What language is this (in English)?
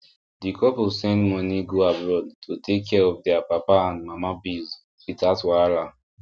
Nigerian Pidgin